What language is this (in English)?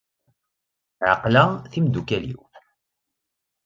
Kabyle